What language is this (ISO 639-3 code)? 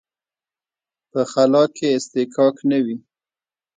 pus